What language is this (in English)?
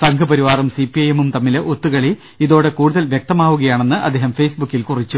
Malayalam